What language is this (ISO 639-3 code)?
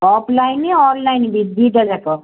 ori